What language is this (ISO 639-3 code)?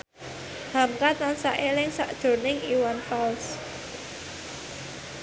jav